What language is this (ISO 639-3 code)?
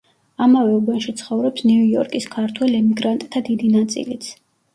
kat